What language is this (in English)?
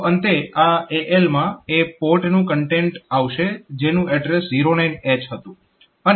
Gujarati